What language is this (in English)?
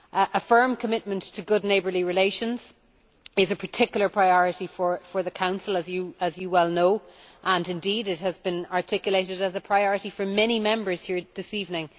English